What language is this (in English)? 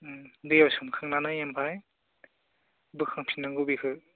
Bodo